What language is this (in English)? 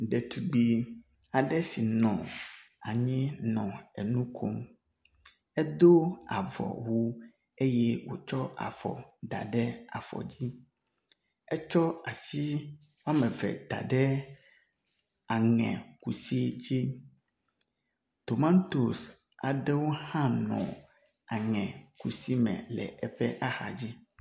Ewe